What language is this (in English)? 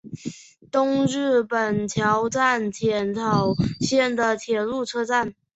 Chinese